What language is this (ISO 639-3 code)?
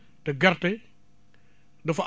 wol